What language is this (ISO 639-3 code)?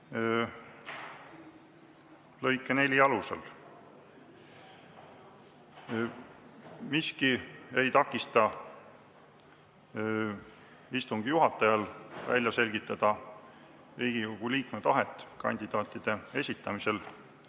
est